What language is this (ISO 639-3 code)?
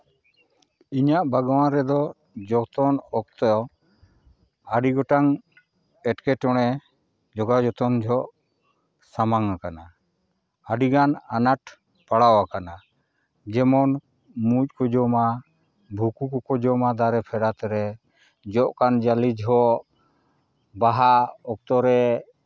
sat